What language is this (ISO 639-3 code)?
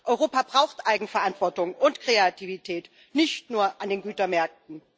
deu